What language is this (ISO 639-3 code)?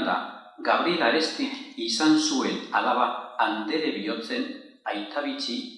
spa